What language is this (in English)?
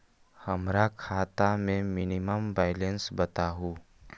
Magahi